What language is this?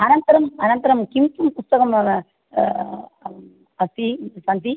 Sanskrit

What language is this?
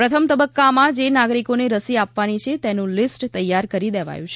Gujarati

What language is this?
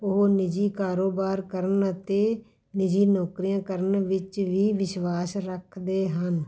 Punjabi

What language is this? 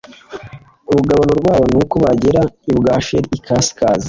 Kinyarwanda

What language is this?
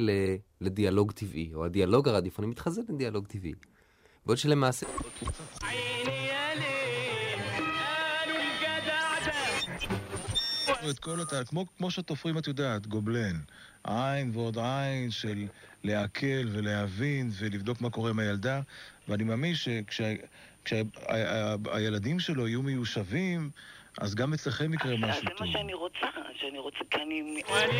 Hebrew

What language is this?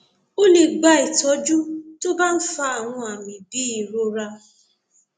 Yoruba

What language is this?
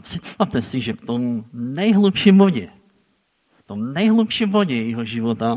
Czech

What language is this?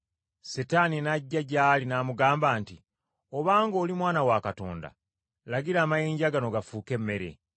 Ganda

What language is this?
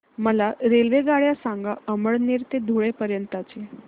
Marathi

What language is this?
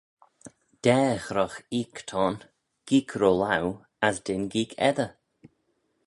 Manx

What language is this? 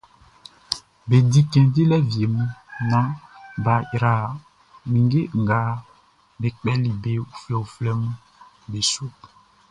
Baoulé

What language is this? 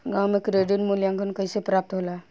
Bhojpuri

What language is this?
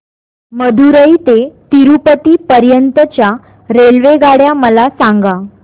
Marathi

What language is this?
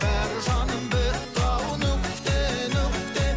Kazakh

